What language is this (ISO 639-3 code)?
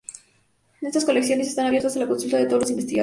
spa